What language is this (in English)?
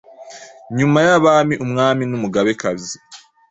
Kinyarwanda